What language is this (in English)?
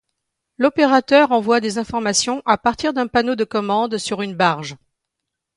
French